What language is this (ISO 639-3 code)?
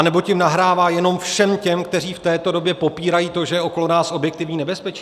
ces